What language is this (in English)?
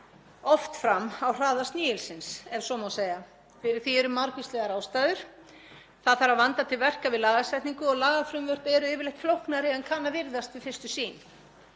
Icelandic